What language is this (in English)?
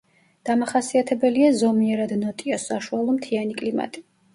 Georgian